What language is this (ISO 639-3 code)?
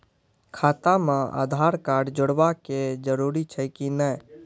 mai